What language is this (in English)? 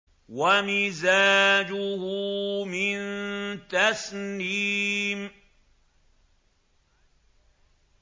Arabic